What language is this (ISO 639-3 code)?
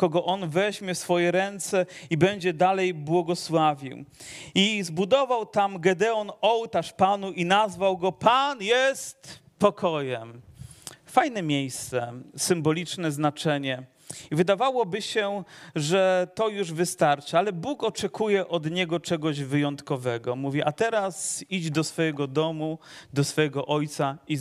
pol